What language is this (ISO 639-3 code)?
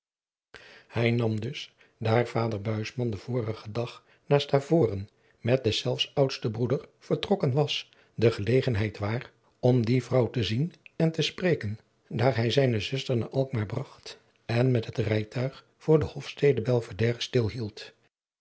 nld